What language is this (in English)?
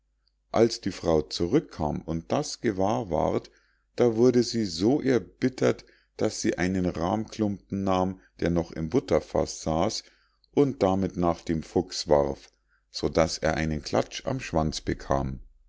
German